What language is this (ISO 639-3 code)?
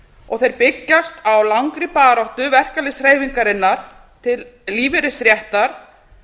isl